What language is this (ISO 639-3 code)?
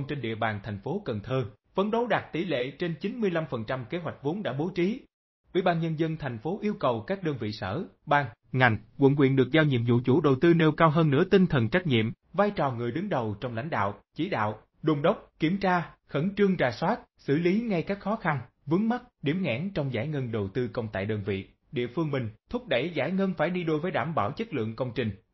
vie